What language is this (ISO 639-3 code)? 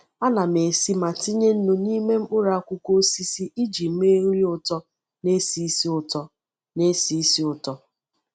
ibo